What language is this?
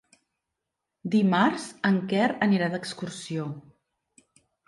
Catalan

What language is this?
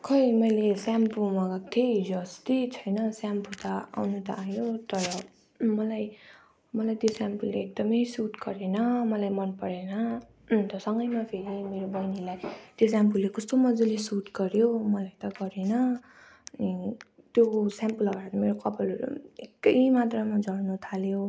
Nepali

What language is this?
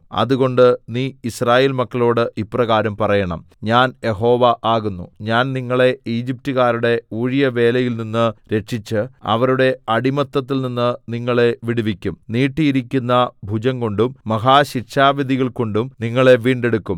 Malayalam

